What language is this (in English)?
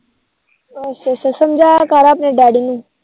Punjabi